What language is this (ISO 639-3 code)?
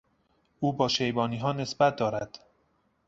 fas